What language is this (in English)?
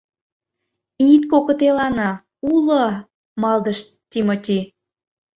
Mari